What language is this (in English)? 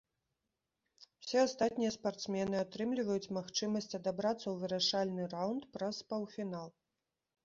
Belarusian